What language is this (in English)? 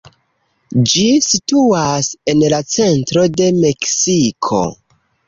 Esperanto